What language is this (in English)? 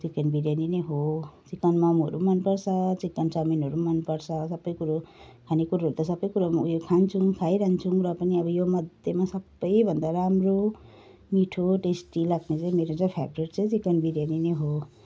Nepali